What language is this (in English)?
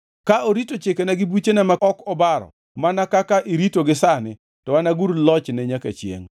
Luo (Kenya and Tanzania)